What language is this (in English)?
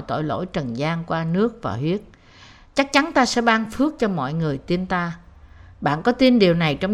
Vietnamese